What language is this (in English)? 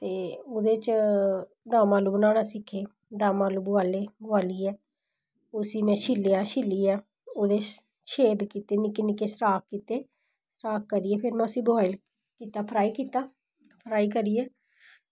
Dogri